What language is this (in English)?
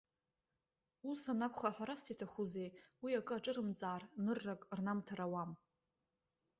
Abkhazian